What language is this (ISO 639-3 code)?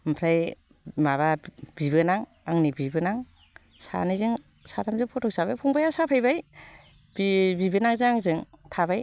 brx